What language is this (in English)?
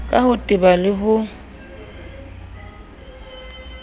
Southern Sotho